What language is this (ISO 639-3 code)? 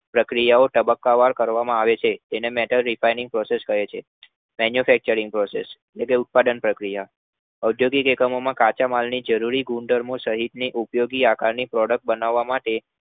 guj